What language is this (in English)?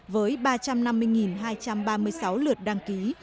Vietnamese